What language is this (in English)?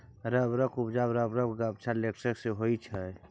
Maithili